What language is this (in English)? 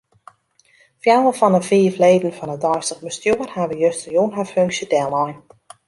Western Frisian